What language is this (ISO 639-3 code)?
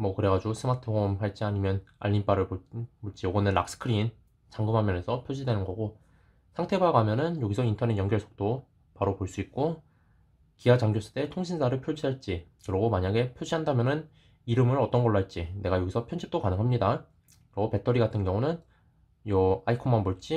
kor